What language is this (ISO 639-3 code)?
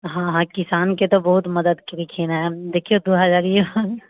mai